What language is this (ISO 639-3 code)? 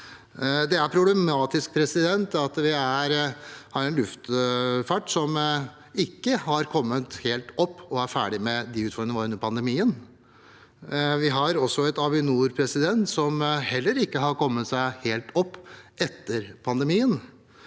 nor